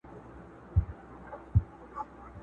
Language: Pashto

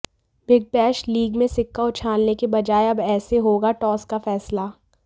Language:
Hindi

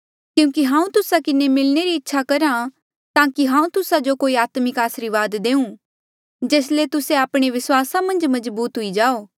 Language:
Mandeali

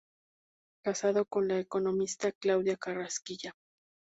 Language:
Spanish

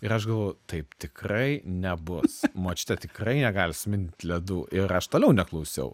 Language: Lithuanian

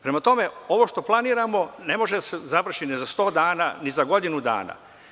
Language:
Serbian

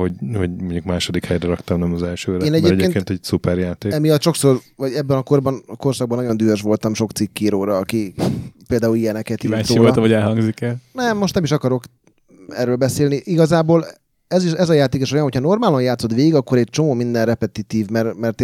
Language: Hungarian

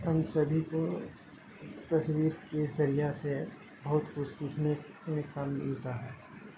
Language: Urdu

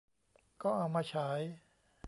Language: Thai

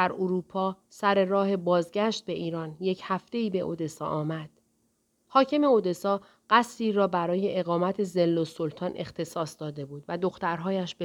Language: Persian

